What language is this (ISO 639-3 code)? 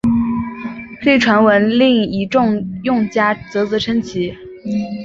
zho